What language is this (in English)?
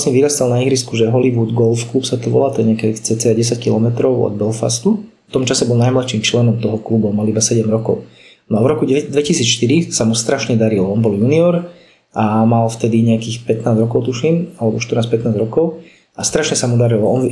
Slovak